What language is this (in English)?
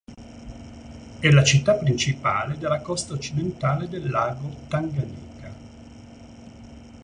Italian